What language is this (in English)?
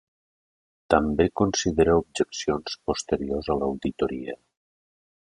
Catalan